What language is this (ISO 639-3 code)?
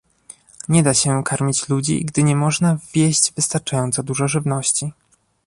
pol